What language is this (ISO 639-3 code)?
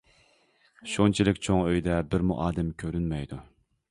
uig